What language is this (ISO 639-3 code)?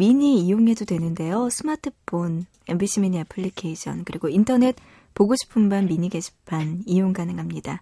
kor